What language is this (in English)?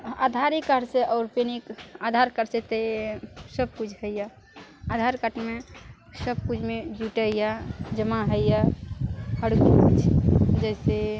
Maithili